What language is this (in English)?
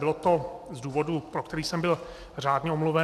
Czech